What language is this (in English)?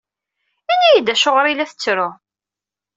Kabyle